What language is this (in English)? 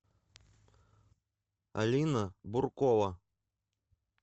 Russian